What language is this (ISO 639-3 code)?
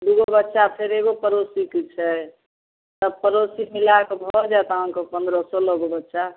mai